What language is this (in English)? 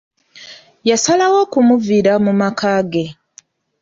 Ganda